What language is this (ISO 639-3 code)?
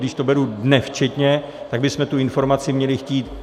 ces